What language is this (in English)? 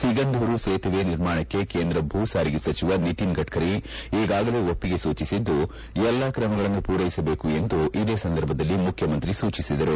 Kannada